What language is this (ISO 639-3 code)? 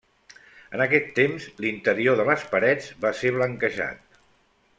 cat